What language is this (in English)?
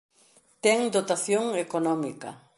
Galician